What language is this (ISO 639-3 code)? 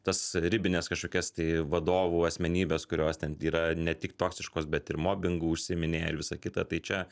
lit